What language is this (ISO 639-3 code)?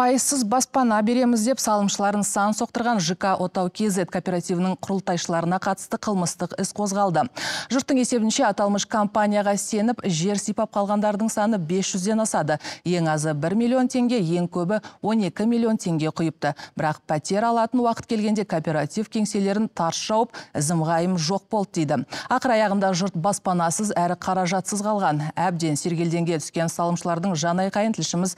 tur